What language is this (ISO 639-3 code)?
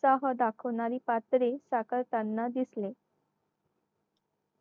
mar